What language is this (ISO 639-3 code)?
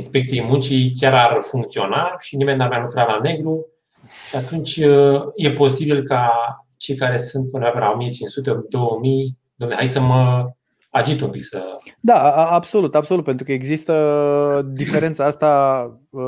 ron